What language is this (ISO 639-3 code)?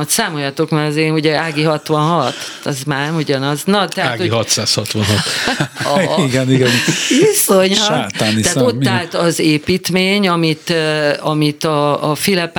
hun